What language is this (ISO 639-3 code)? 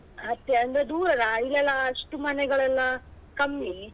kan